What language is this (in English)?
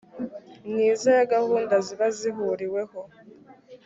Kinyarwanda